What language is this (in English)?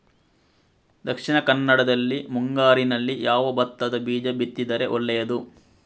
Kannada